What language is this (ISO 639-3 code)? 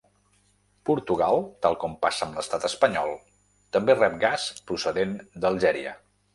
cat